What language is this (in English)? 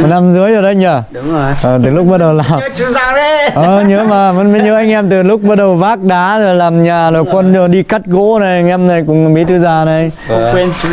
Vietnamese